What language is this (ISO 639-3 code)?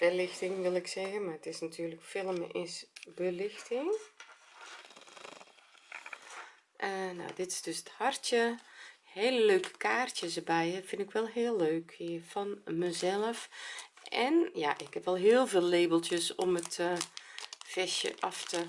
nld